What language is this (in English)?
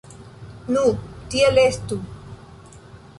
Esperanto